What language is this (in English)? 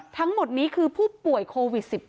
Thai